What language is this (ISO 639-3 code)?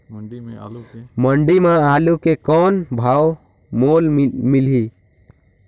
hne